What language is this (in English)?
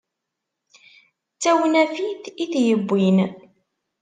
Kabyle